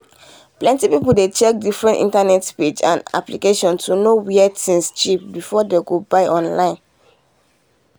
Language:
Nigerian Pidgin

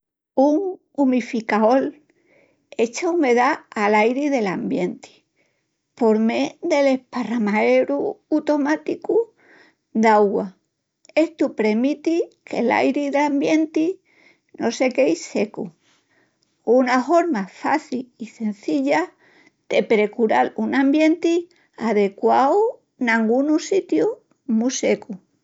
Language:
Extremaduran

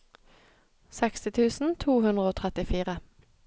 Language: Norwegian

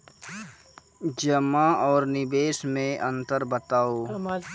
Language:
Maithili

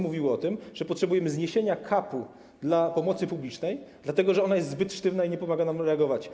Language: Polish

